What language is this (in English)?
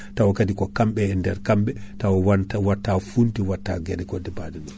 Fula